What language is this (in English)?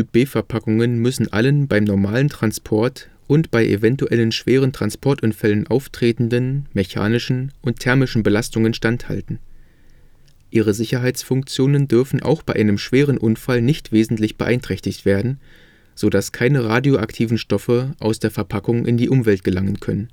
German